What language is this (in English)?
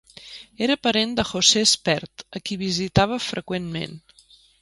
Catalan